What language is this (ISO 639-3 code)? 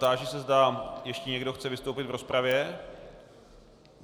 ces